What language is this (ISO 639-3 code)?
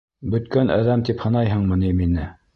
bak